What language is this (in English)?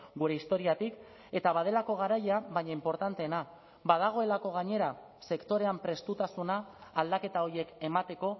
Basque